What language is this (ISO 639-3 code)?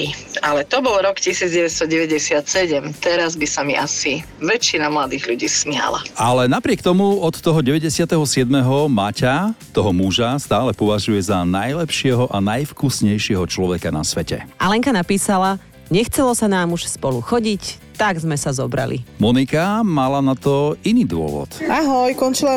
slk